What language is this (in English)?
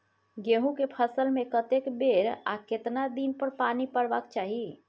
Maithili